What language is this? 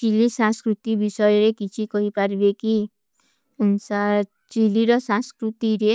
Kui (India)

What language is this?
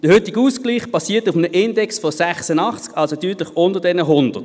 Swiss German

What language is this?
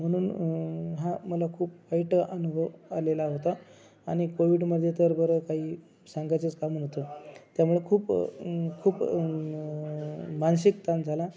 Marathi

